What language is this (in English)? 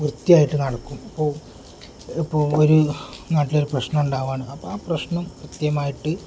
Malayalam